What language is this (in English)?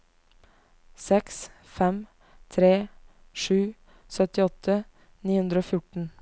Norwegian